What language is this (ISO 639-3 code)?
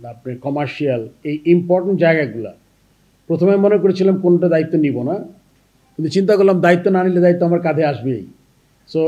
ben